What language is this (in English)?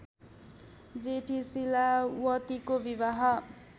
Nepali